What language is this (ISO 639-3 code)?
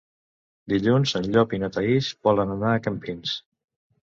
cat